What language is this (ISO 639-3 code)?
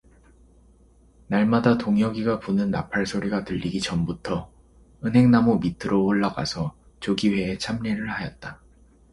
kor